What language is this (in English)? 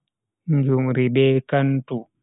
Bagirmi Fulfulde